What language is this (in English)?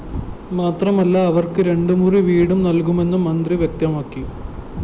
Malayalam